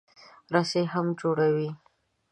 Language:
Pashto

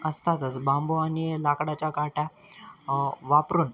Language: Marathi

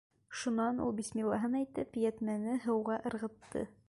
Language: Bashkir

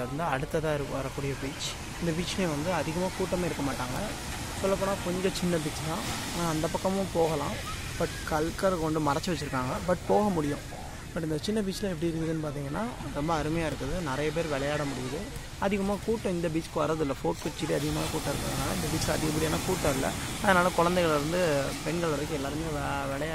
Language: Arabic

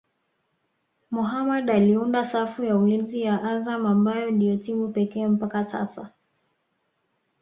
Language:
Swahili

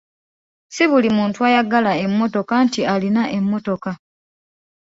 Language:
Ganda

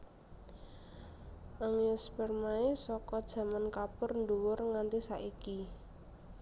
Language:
Javanese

